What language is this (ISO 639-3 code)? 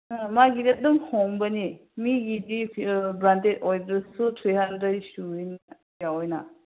mni